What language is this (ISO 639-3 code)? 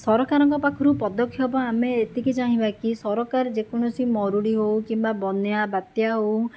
ori